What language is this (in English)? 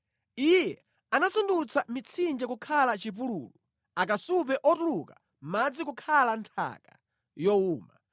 Nyanja